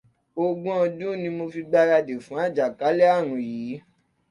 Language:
Yoruba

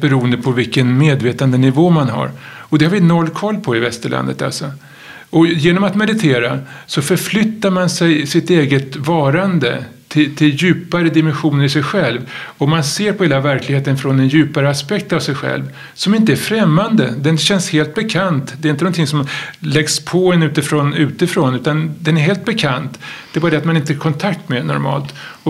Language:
Swedish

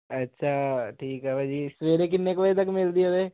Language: Punjabi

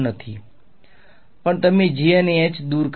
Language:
Gujarati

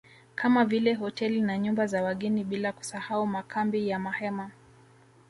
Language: Swahili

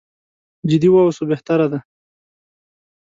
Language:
Pashto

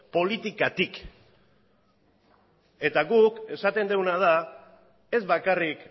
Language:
Basque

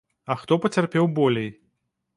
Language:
Belarusian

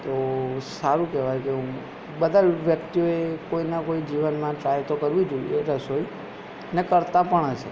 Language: Gujarati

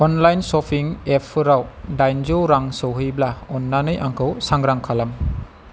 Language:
Bodo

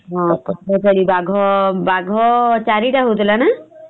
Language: Odia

